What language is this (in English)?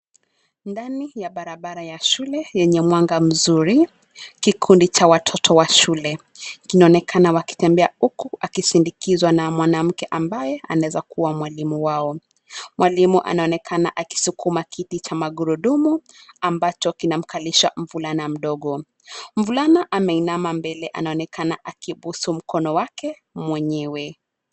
Swahili